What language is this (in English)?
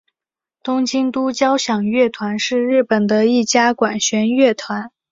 Chinese